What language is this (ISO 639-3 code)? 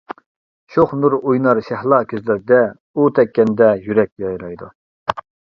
uig